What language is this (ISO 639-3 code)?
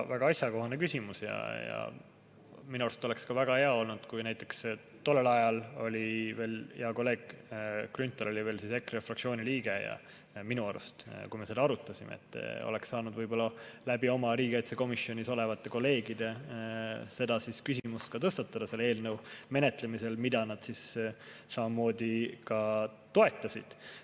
est